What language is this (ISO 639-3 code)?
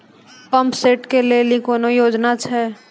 mai